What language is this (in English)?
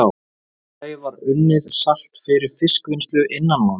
Icelandic